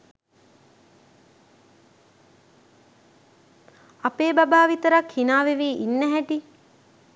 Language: Sinhala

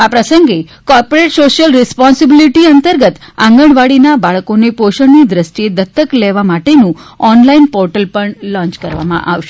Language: Gujarati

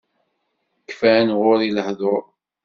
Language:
Kabyle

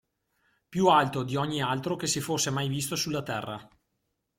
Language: Italian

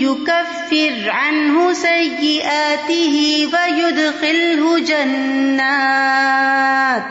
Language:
Urdu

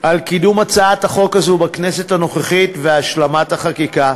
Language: Hebrew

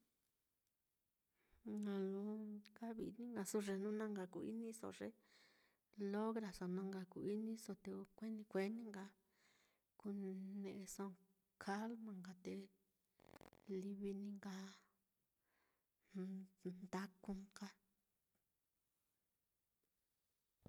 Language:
Mitlatongo Mixtec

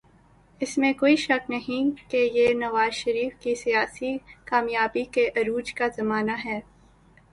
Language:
Urdu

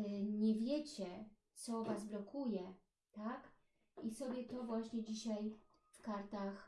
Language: Polish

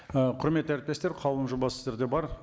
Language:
Kazakh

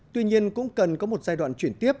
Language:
Vietnamese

